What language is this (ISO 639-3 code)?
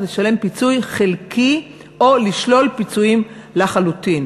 heb